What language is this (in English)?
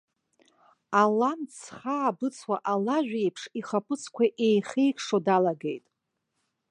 Abkhazian